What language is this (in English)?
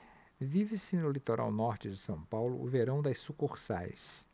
Portuguese